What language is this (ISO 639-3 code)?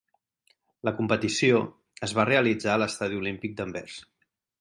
cat